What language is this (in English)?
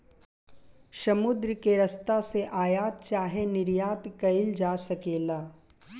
Bhojpuri